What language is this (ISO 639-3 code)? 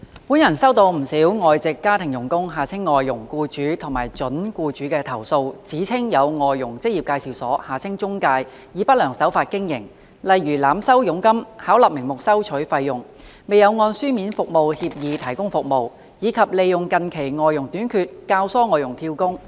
yue